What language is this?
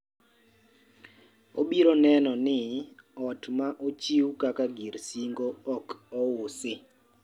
Luo (Kenya and Tanzania)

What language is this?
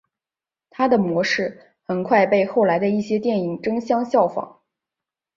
Chinese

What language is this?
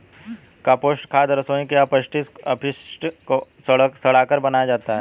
Hindi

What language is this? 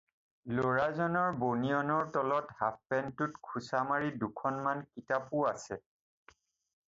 Assamese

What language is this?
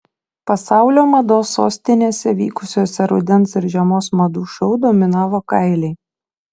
Lithuanian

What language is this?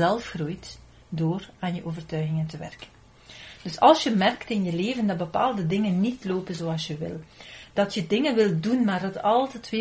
Dutch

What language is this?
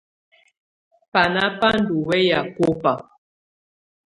Tunen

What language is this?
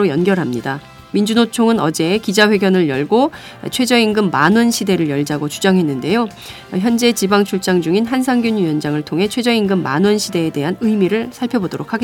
Korean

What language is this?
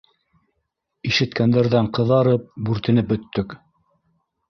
Bashkir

